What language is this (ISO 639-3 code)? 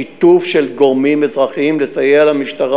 heb